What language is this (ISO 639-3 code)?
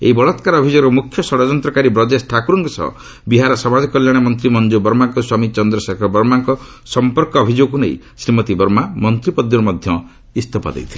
ori